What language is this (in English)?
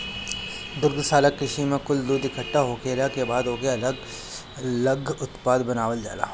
Bhojpuri